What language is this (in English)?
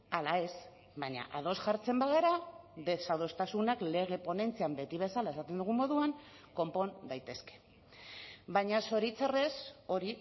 Basque